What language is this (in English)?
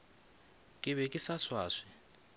Northern Sotho